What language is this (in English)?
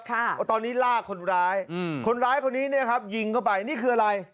Thai